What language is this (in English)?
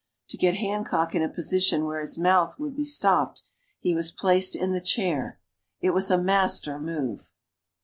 English